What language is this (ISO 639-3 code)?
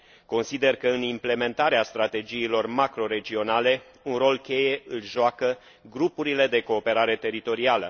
ron